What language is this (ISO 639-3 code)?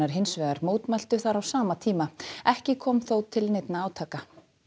isl